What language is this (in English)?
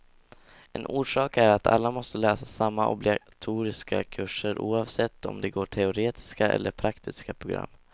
Swedish